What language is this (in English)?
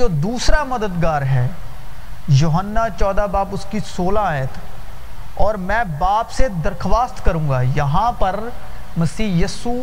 Urdu